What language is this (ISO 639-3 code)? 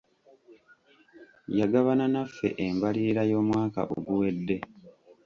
lug